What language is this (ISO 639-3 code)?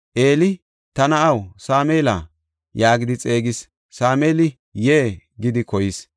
gof